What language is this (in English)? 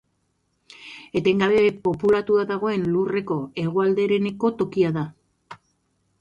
Basque